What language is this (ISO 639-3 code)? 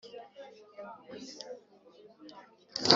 kin